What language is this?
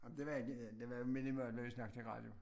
Danish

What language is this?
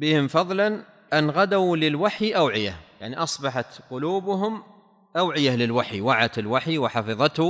Arabic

